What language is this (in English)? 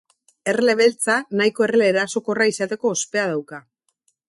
Basque